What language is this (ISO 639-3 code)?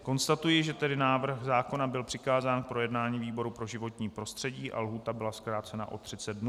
ces